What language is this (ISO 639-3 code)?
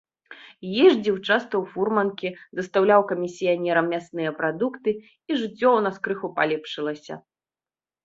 bel